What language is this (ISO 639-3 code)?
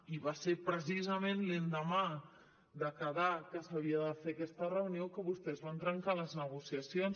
cat